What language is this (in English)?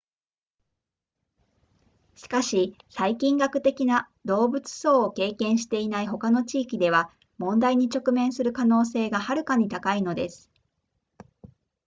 Japanese